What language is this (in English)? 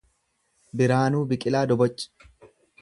Oromo